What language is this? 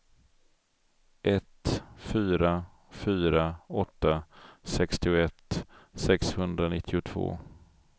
Swedish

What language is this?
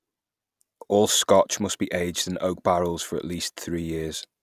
English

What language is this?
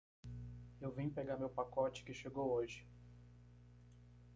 Portuguese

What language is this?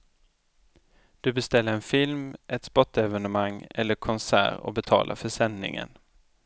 Swedish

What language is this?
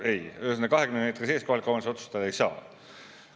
Estonian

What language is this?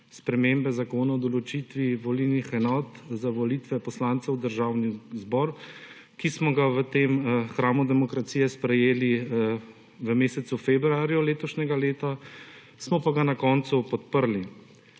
Slovenian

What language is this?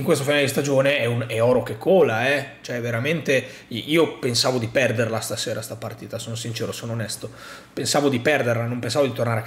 Italian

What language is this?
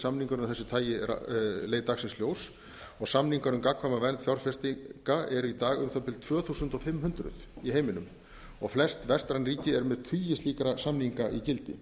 Icelandic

